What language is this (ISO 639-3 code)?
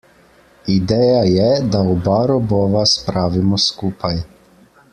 slv